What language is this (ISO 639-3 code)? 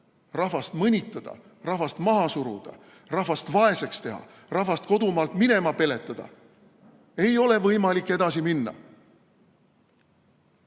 est